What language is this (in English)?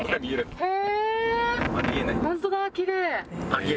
Japanese